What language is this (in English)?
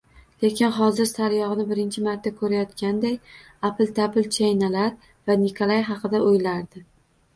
Uzbek